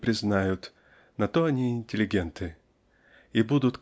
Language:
Russian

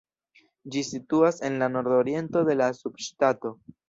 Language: Esperanto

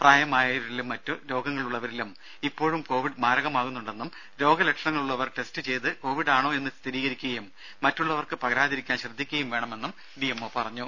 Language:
Malayalam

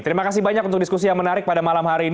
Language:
Indonesian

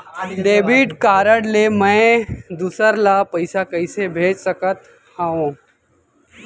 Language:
Chhattisgarhi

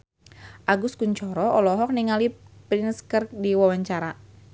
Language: Sundanese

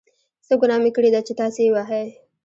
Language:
Pashto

